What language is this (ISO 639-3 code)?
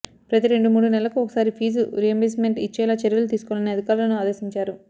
tel